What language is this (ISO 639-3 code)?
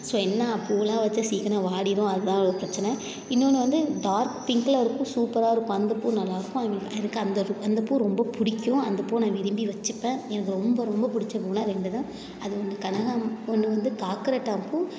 tam